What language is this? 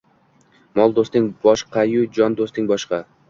Uzbek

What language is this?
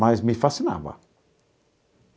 Portuguese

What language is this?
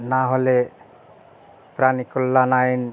Bangla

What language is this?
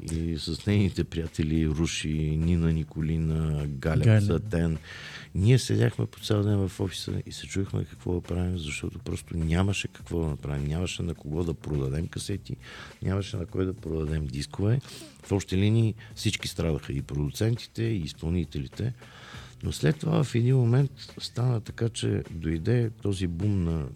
Bulgarian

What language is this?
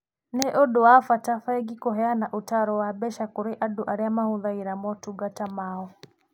Kikuyu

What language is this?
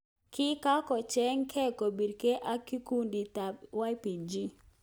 Kalenjin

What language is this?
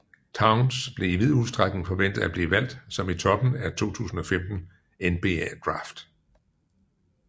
Danish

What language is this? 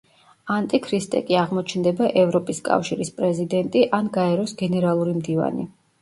Georgian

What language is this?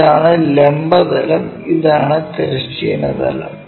Malayalam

